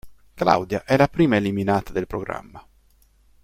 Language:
Italian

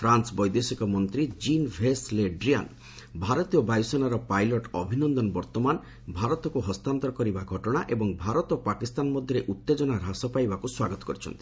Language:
Odia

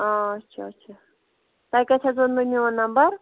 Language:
Kashmiri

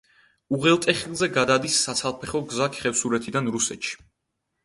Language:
Georgian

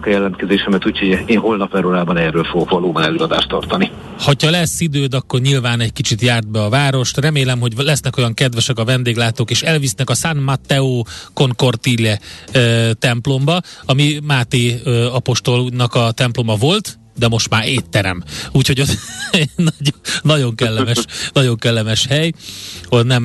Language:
Hungarian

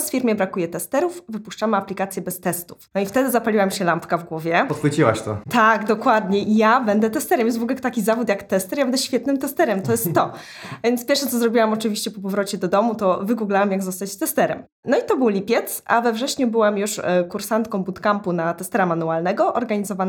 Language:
Polish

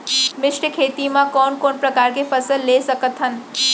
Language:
Chhattisgarhi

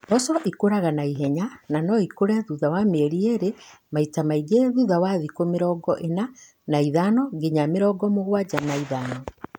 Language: Kikuyu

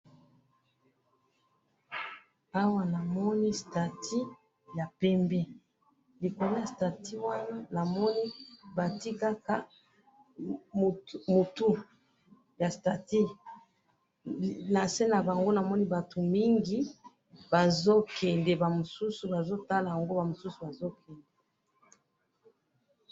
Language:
Lingala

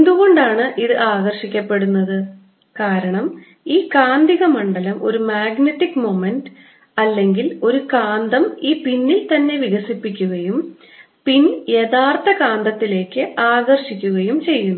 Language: Malayalam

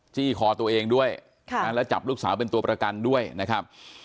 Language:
Thai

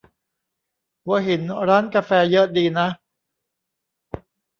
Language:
Thai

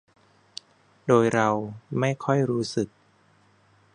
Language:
Thai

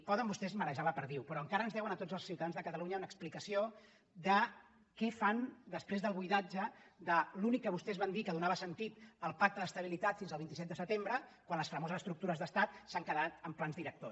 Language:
Catalan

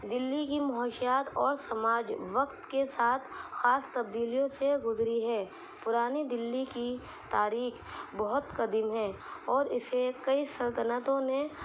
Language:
Urdu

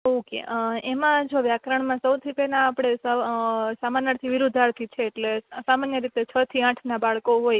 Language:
Gujarati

